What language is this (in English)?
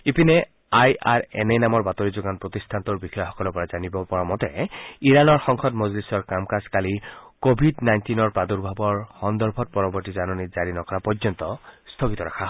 Assamese